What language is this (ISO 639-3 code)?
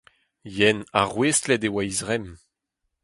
bre